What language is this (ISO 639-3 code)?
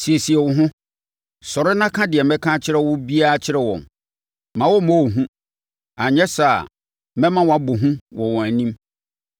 aka